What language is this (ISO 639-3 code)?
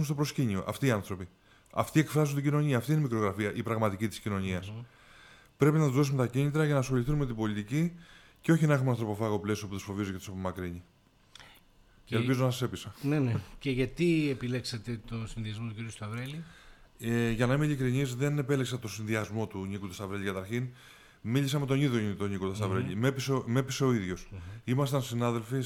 ell